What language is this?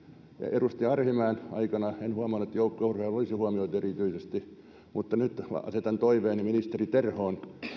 Finnish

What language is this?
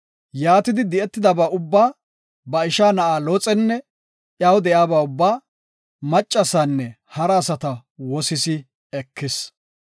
Gofa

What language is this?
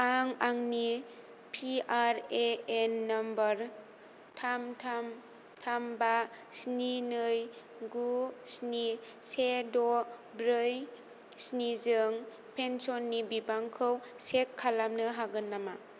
Bodo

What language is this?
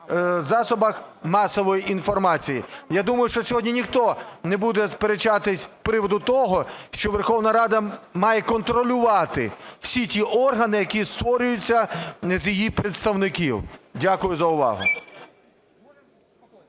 Ukrainian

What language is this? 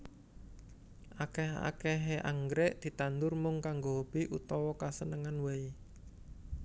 Javanese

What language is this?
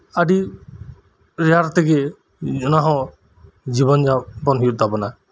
Santali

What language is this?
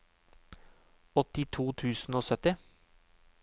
Norwegian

